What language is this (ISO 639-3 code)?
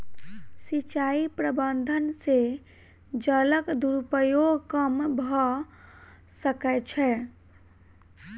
mai